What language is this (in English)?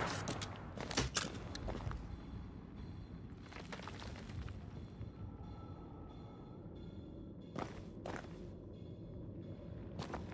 German